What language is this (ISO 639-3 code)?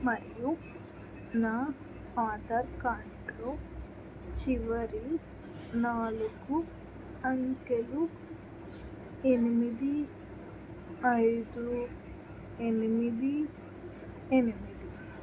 tel